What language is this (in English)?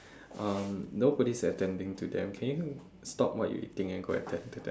English